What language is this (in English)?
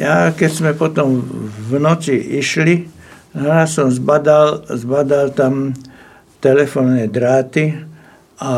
Slovak